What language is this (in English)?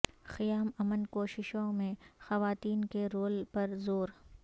Urdu